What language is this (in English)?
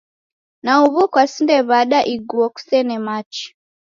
Taita